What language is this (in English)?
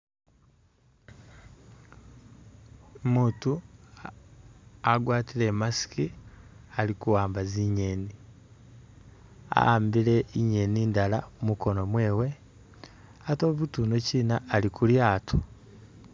Masaaba